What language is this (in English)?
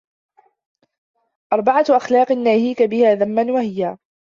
Arabic